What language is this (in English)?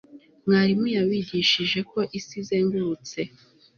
Kinyarwanda